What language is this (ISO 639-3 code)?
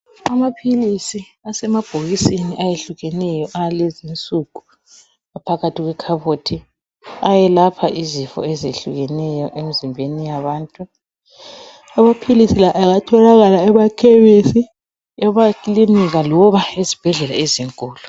nde